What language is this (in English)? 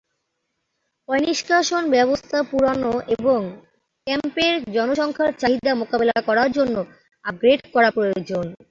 Bangla